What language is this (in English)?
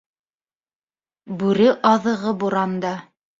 Bashkir